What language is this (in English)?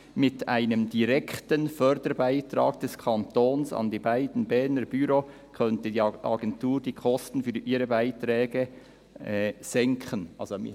Swiss German